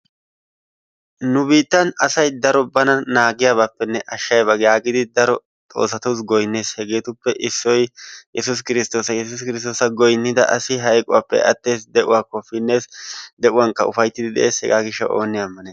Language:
Wolaytta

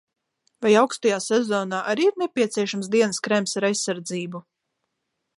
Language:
Latvian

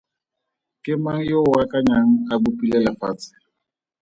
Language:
Tswana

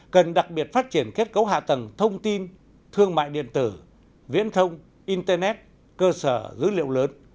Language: Vietnamese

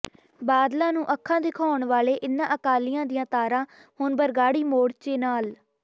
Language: Punjabi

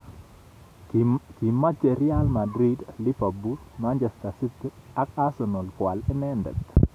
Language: Kalenjin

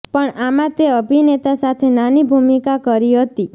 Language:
Gujarati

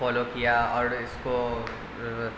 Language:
Urdu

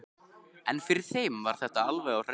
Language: Icelandic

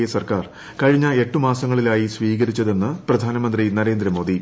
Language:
Malayalam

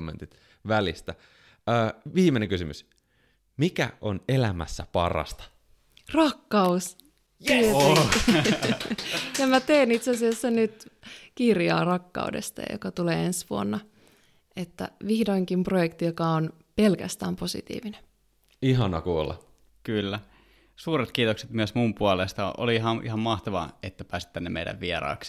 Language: Finnish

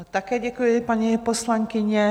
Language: Czech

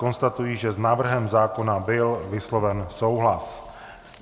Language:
Czech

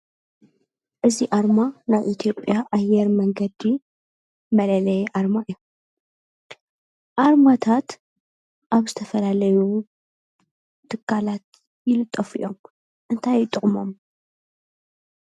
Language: Tigrinya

